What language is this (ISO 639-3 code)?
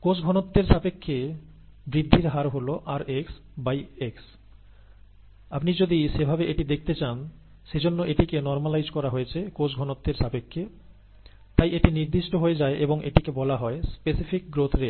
ben